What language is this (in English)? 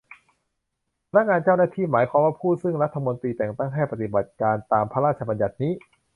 Thai